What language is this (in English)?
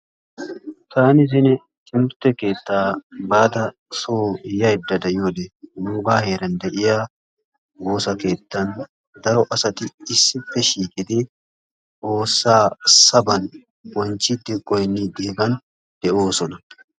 Wolaytta